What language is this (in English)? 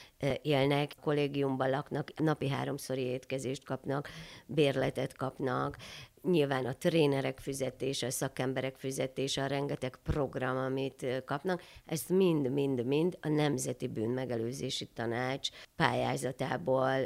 Hungarian